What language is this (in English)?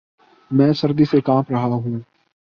Urdu